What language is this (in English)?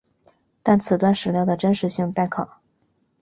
Chinese